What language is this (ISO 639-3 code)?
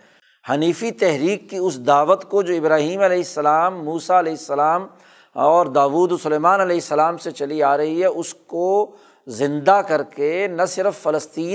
urd